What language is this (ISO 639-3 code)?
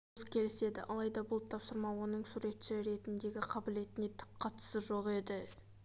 kaz